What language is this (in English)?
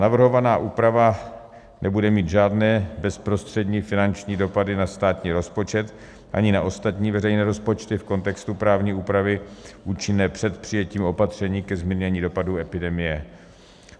Czech